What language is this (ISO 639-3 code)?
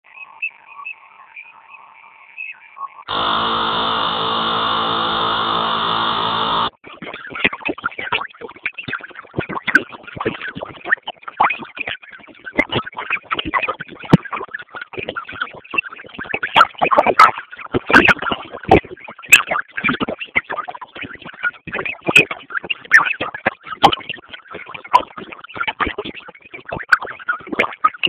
swa